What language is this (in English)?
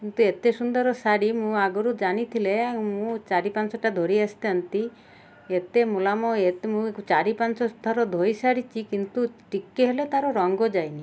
Odia